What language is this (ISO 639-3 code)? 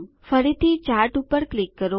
guj